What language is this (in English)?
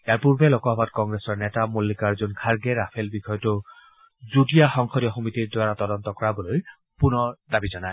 Assamese